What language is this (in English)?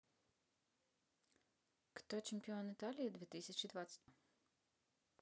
Russian